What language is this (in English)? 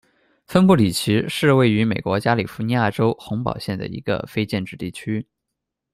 Chinese